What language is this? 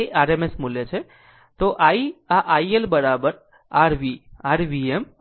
Gujarati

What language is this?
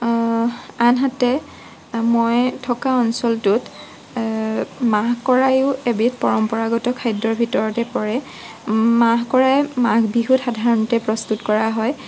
Assamese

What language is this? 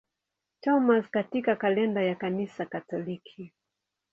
Swahili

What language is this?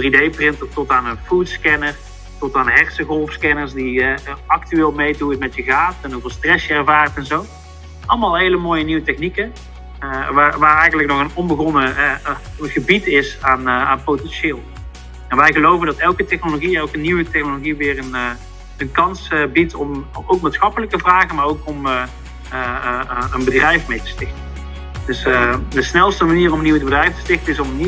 Dutch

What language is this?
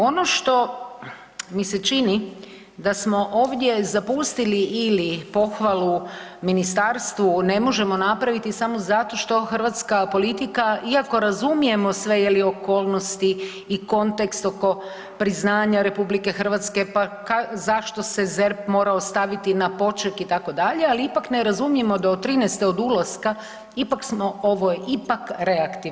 Croatian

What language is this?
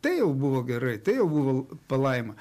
Lithuanian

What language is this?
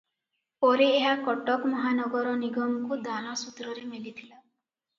Odia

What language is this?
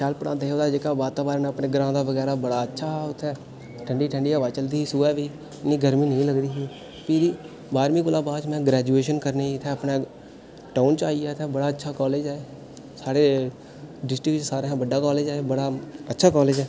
Dogri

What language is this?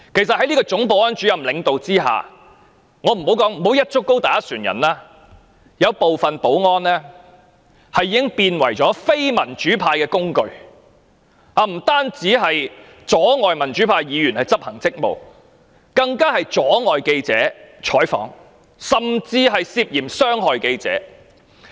Cantonese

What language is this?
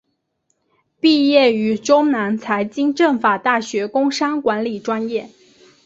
Chinese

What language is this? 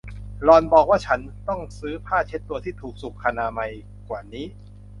Thai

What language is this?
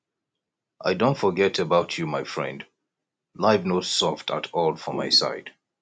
Nigerian Pidgin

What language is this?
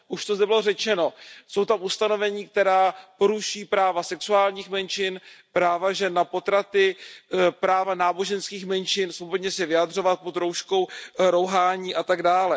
Czech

